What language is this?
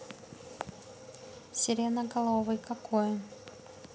Russian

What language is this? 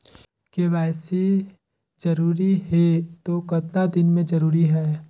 Chhattisgarhi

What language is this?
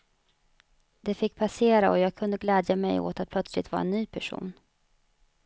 Swedish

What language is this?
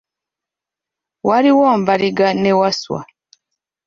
Ganda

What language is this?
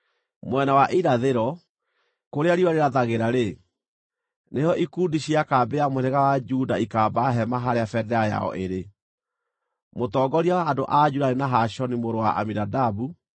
Kikuyu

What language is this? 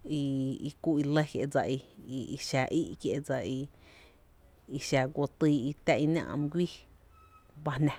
Tepinapa Chinantec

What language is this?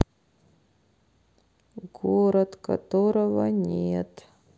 Russian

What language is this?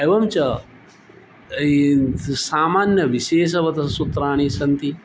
Sanskrit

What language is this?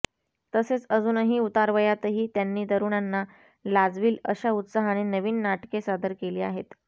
Marathi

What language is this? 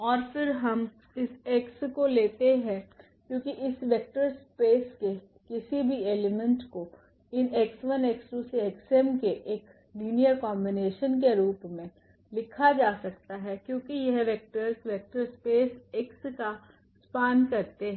Hindi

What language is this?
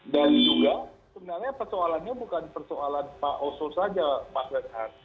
Indonesian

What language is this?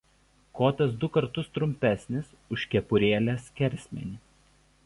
Lithuanian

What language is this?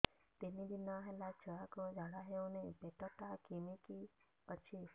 Odia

